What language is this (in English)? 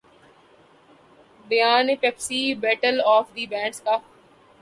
Urdu